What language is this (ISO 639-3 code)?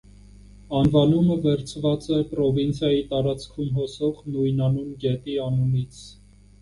hye